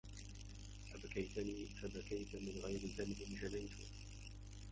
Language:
Arabic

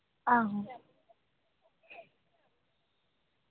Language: Dogri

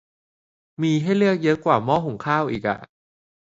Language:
Thai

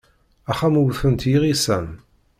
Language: Kabyle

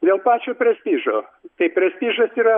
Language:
Lithuanian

